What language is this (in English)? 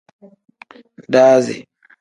Tem